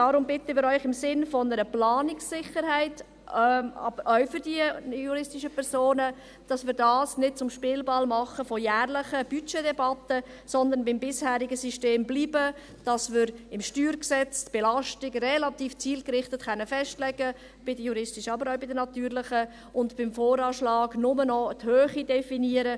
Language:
Swiss German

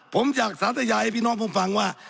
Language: Thai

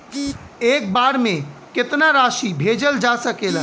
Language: Bhojpuri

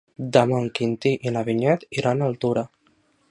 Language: Catalan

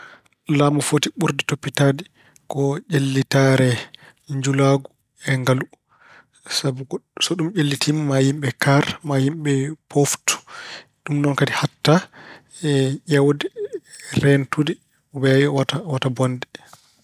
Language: Fula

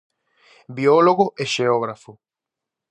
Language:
Galician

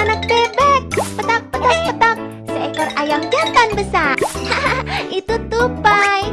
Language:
Indonesian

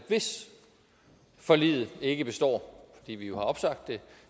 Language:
Danish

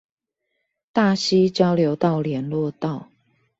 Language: Chinese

